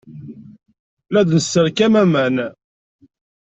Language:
Kabyle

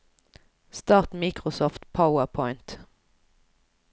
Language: Norwegian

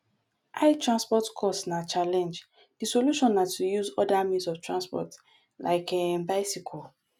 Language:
Nigerian Pidgin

